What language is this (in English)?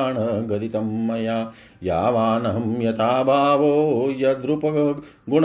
Hindi